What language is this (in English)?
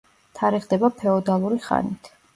Georgian